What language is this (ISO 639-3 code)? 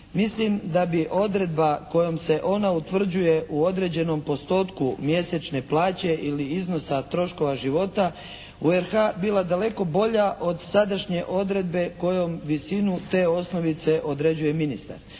hrv